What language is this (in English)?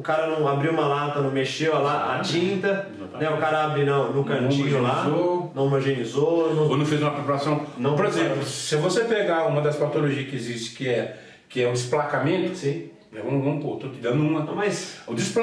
Portuguese